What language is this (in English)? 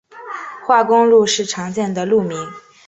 Chinese